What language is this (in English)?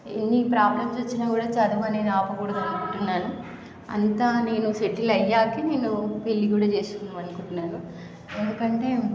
Telugu